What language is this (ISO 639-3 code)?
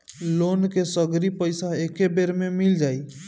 bho